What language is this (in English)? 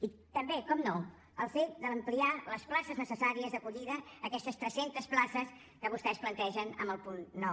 Catalan